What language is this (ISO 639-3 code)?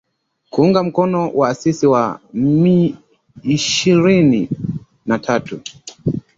swa